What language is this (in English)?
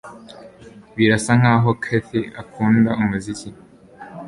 Kinyarwanda